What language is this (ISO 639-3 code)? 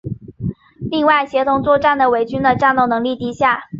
zho